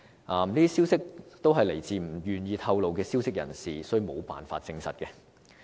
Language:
Cantonese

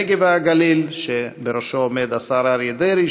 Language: Hebrew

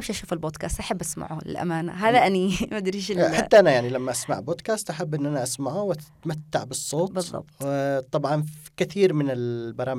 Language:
Arabic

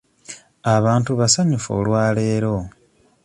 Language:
Ganda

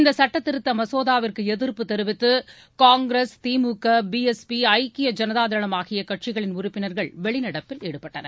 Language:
Tamil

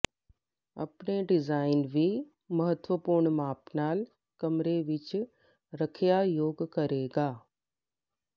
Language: Punjabi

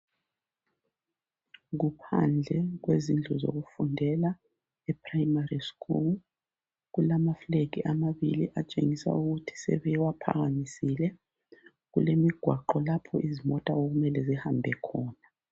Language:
North Ndebele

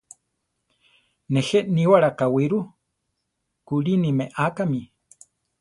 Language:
Central Tarahumara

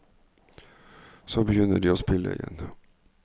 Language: Norwegian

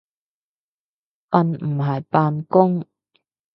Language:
Cantonese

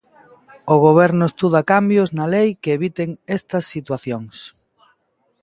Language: Galician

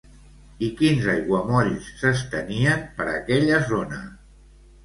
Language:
Catalan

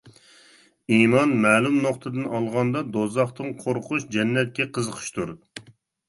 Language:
Uyghur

